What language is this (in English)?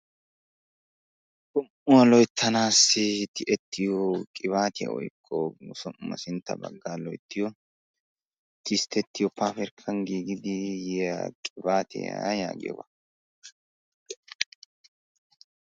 Wolaytta